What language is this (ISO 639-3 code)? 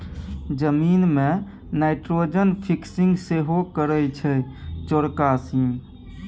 mai